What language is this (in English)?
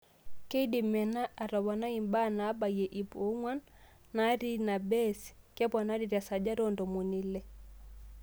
Masai